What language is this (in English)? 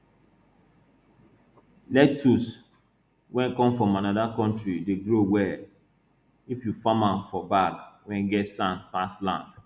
Nigerian Pidgin